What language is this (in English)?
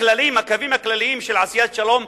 Hebrew